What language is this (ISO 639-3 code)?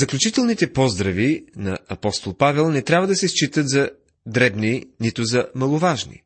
bul